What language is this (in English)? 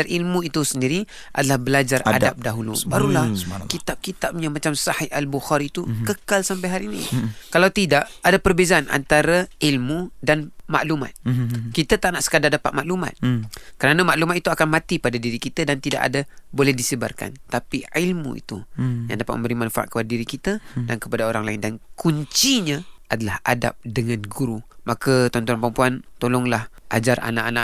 Malay